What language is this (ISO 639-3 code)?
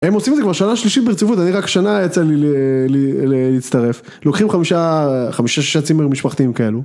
heb